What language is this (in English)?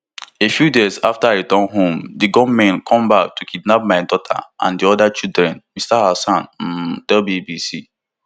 Nigerian Pidgin